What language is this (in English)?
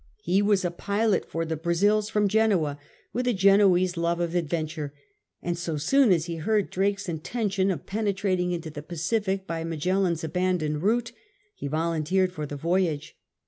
English